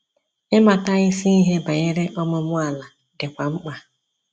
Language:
Igbo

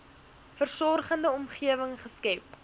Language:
Afrikaans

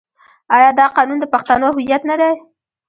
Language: Pashto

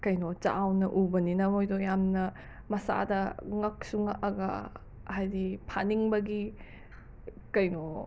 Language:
Manipuri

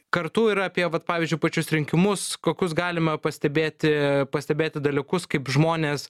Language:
Lithuanian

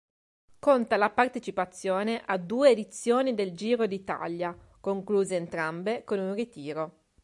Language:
Italian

